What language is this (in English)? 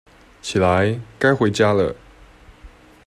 Chinese